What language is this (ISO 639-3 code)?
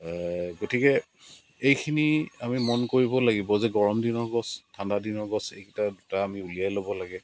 asm